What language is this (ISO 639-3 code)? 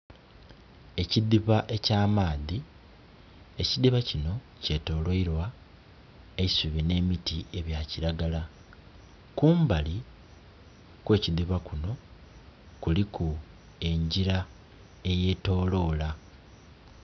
xog